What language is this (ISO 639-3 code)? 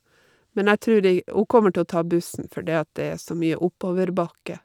nor